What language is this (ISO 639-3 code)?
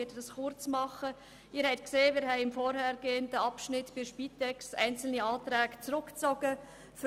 gsw